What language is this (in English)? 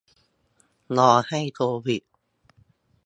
Thai